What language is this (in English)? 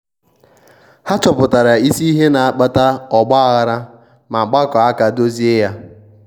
Igbo